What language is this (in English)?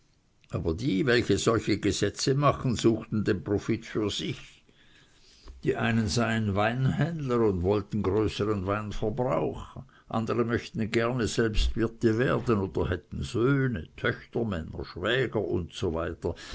German